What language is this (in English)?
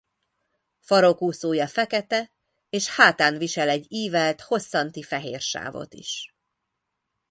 Hungarian